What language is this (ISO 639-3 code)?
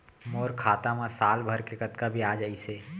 hne